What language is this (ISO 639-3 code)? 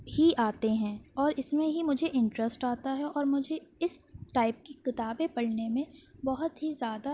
urd